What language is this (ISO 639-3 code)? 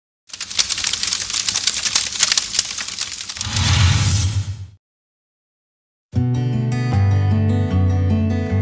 ind